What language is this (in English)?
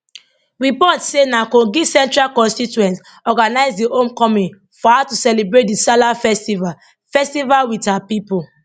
Nigerian Pidgin